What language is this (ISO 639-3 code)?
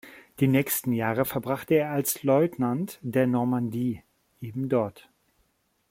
deu